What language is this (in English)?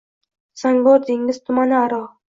Uzbek